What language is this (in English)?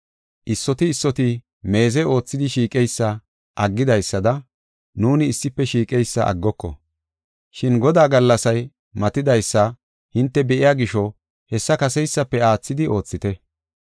Gofa